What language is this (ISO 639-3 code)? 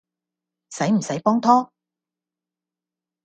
yue